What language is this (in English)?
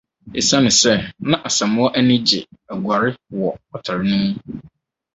Akan